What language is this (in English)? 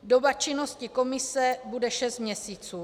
Czech